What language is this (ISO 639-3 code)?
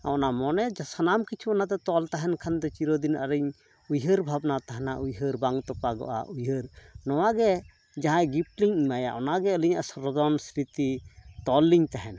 sat